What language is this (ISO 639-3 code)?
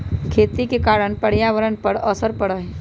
mag